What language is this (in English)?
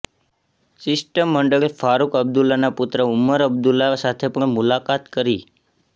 Gujarati